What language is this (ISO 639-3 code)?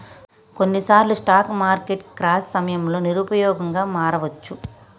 tel